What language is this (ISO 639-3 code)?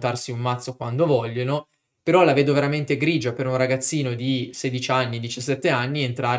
ita